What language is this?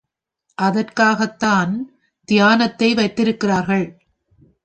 Tamil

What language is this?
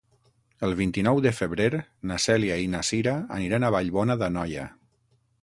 Catalan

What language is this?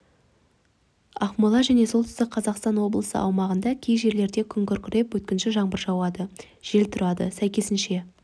Kazakh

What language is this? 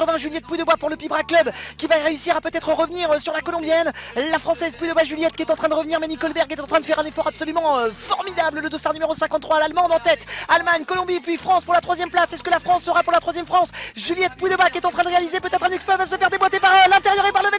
French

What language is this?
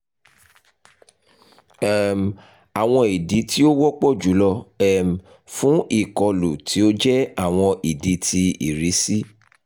Yoruba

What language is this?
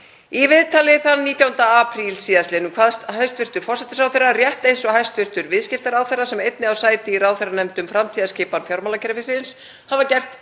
Icelandic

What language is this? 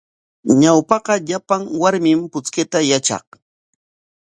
Corongo Ancash Quechua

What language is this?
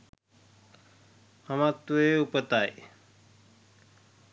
Sinhala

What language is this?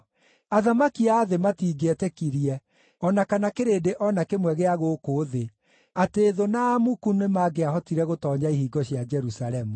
Kikuyu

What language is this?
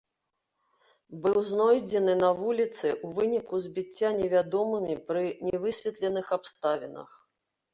Belarusian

